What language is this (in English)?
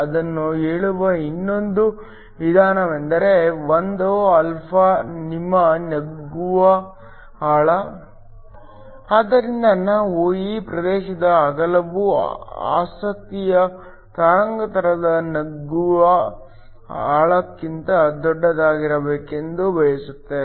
Kannada